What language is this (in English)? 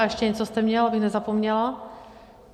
Czech